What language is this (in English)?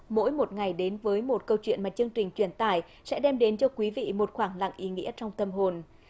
Vietnamese